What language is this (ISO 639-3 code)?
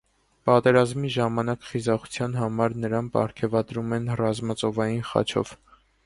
hye